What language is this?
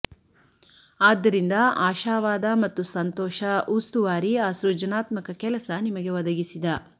Kannada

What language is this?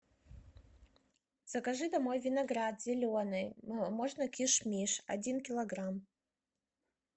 Russian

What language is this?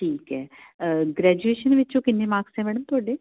Punjabi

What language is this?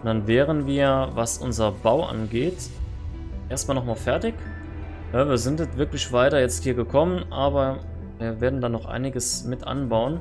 German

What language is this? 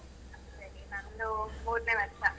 Kannada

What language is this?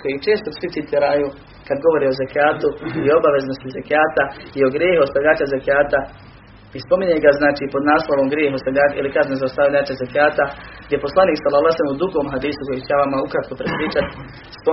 Croatian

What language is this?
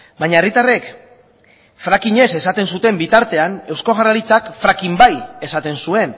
Basque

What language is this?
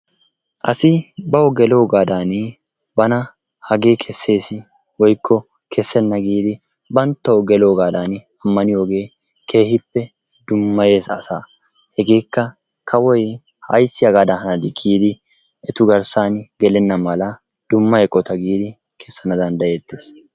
Wolaytta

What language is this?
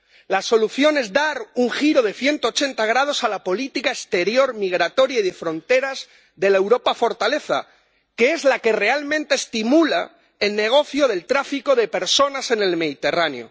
Spanish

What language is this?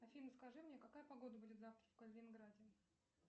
Russian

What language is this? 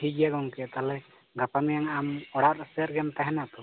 Santali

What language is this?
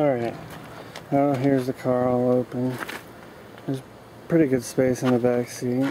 English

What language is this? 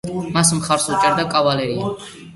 Georgian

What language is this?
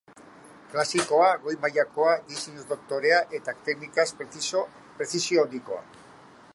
Basque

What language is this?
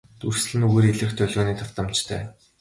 Mongolian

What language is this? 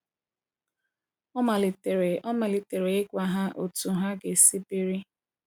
Igbo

